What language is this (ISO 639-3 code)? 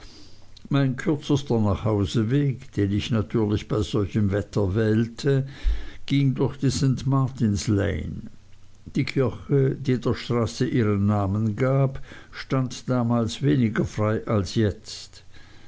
deu